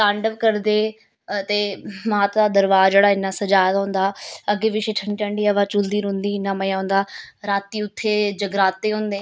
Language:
Dogri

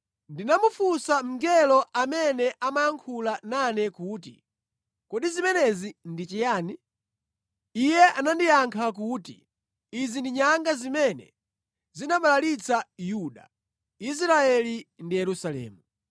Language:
Nyanja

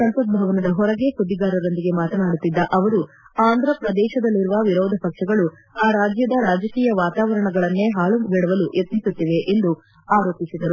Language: Kannada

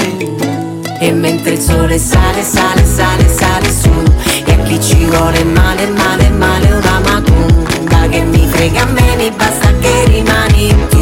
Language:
Italian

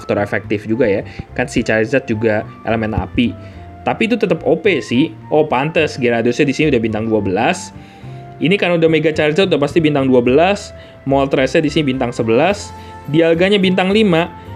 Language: Indonesian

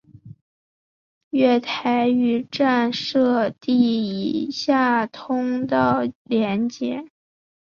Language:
Chinese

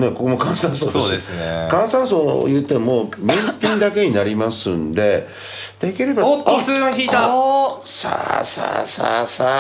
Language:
Japanese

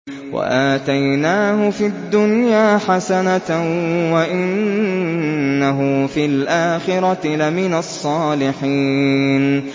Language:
Arabic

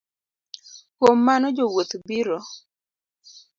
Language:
Luo (Kenya and Tanzania)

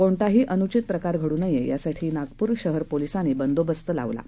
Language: Marathi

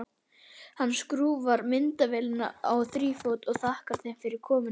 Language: Icelandic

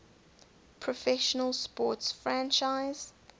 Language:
English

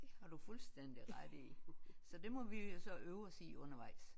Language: Danish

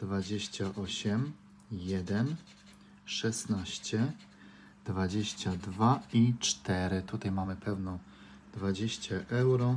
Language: Polish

